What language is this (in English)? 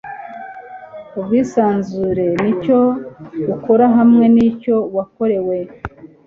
Kinyarwanda